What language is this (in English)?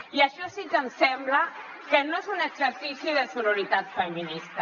Catalan